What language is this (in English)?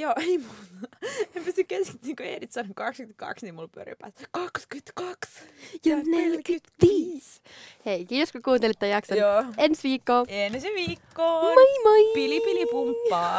Finnish